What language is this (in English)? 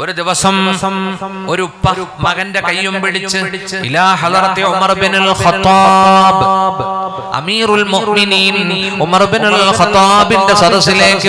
Arabic